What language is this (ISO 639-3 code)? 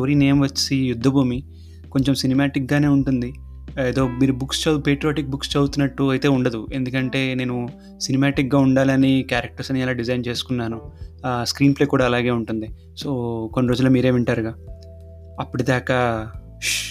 tel